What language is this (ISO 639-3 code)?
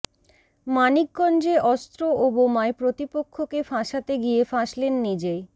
ben